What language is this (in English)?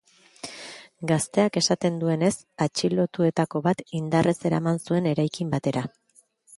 Basque